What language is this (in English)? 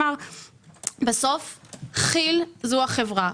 Hebrew